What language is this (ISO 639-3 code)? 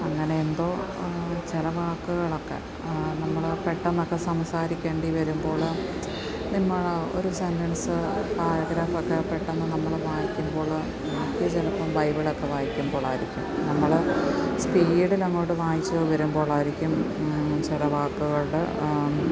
mal